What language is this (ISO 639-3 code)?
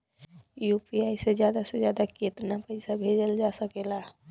bho